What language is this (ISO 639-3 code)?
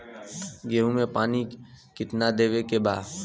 bho